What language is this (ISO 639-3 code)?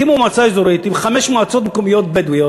heb